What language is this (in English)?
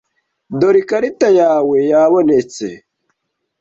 Kinyarwanda